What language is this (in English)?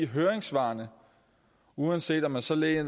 Danish